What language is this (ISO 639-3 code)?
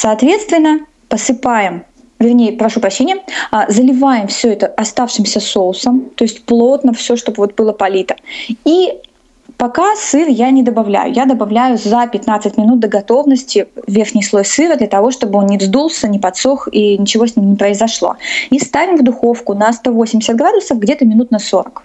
rus